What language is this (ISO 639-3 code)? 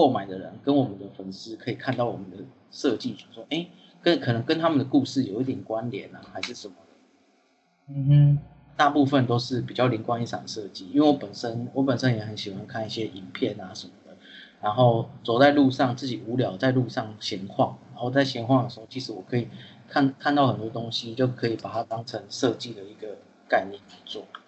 zho